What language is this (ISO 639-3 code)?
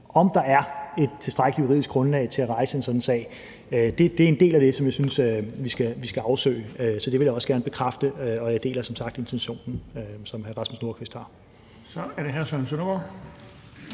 dan